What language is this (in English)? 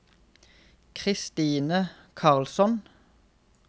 Norwegian